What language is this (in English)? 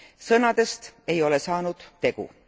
Estonian